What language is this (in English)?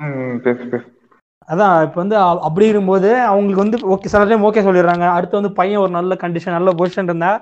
Tamil